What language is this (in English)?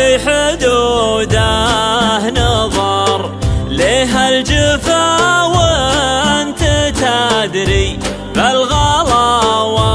Arabic